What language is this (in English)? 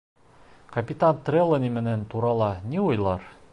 Bashkir